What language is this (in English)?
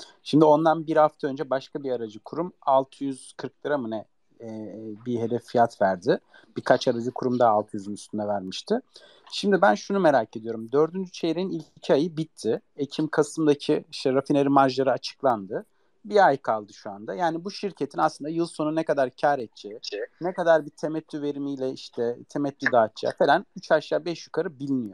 Turkish